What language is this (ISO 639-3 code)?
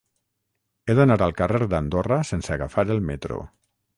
cat